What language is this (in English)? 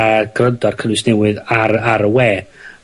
Welsh